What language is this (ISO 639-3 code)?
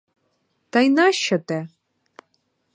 ukr